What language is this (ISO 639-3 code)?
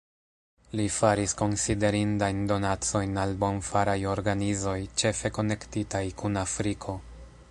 epo